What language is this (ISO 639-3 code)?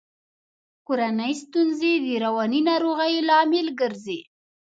pus